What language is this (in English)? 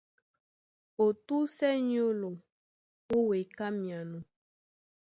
Duala